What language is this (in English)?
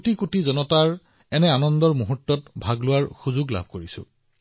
Assamese